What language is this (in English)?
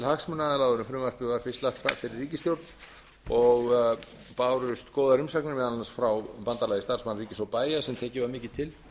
Icelandic